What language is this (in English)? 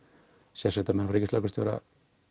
Icelandic